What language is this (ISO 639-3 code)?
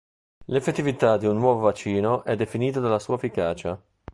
ita